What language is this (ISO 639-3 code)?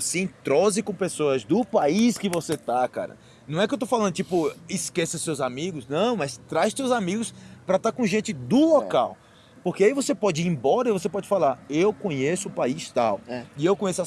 por